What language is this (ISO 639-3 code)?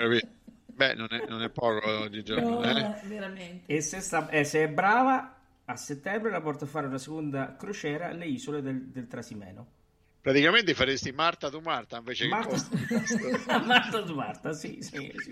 ita